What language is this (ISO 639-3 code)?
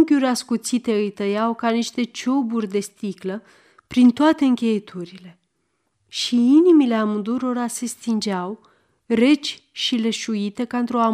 ron